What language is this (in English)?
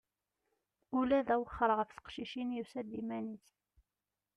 Kabyle